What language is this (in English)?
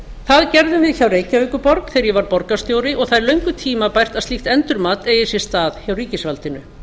Icelandic